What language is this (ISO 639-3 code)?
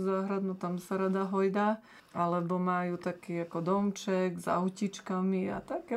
slk